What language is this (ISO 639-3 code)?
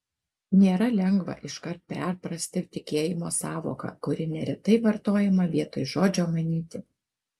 lit